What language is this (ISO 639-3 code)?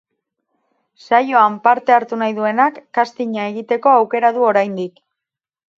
eus